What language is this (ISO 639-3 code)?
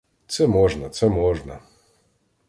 ukr